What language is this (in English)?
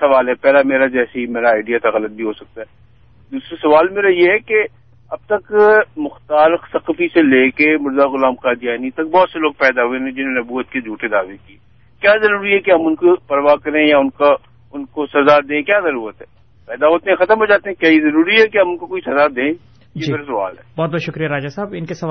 Urdu